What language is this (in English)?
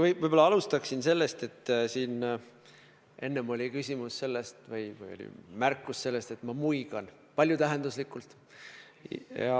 Estonian